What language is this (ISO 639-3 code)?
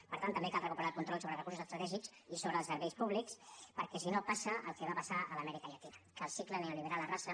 cat